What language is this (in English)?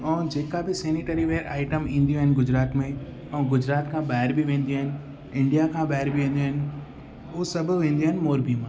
Sindhi